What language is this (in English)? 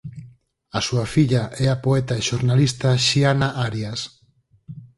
Galician